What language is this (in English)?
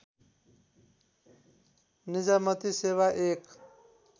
Nepali